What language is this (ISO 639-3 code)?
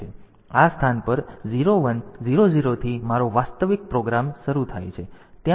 guj